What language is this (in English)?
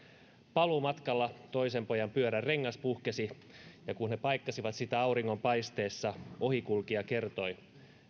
Finnish